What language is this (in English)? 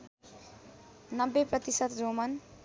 Nepali